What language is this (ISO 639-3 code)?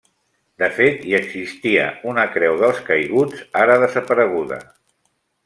cat